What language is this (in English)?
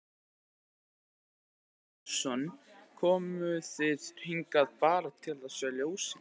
Icelandic